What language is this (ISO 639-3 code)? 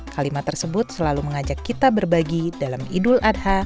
ind